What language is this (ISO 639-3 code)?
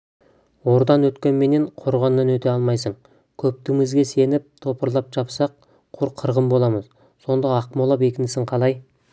kaz